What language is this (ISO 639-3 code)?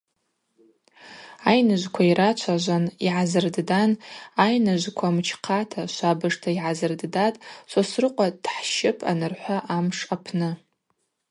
abq